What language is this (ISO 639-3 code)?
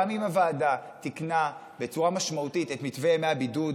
heb